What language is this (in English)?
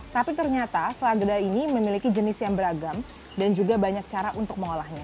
Indonesian